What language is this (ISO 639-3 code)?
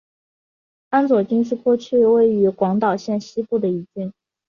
zho